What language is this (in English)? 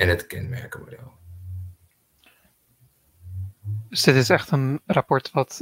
Dutch